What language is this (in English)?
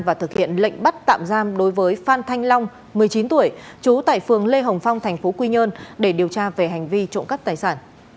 Vietnamese